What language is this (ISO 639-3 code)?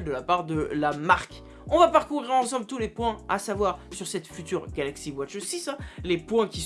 fra